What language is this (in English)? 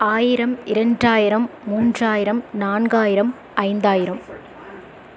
Tamil